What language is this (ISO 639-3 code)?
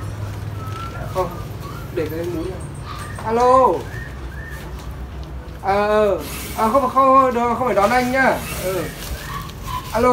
vie